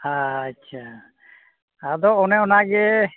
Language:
Santali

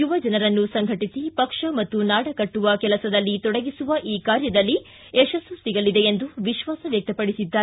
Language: Kannada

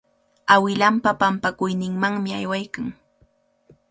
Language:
Cajatambo North Lima Quechua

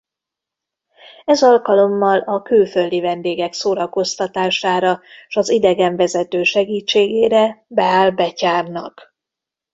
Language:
Hungarian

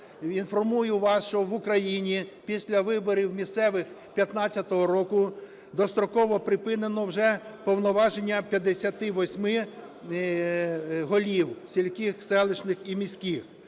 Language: Ukrainian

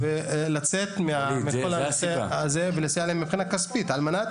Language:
Hebrew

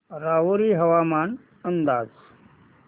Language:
Marathi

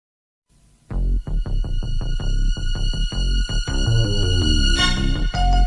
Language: Assamese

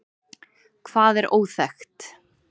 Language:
Icelandic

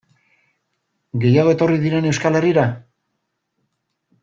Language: Basque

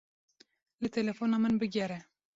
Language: Kurdish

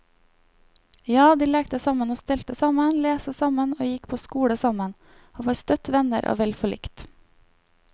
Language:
Norwegian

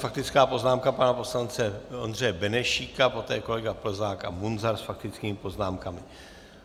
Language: Czech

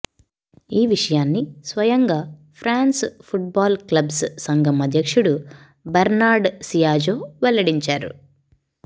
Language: Telugu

